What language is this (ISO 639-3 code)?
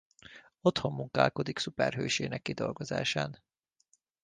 hun